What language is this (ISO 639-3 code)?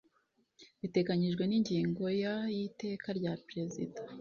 kin